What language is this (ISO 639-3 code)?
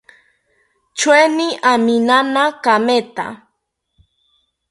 cpy